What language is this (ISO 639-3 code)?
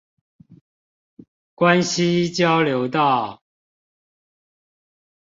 zho